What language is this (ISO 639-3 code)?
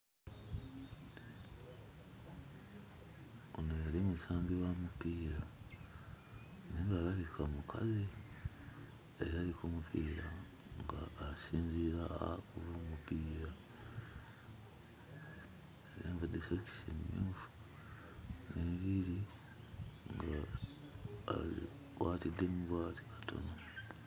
lug